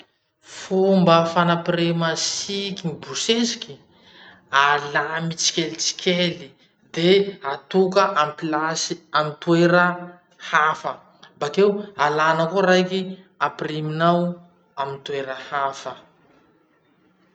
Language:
Masikoro Malagasy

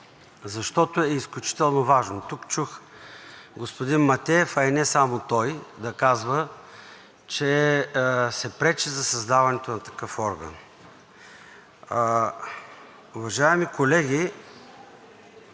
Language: Bulgarian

